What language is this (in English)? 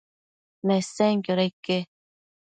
Matsés